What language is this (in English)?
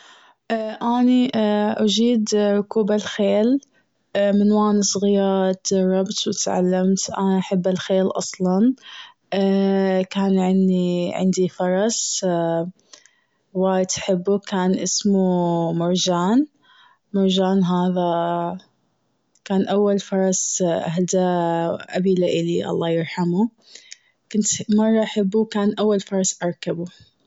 Gulf Arabic